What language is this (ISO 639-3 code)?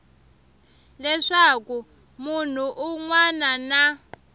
tso